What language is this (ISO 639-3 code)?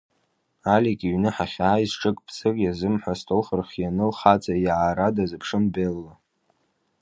abk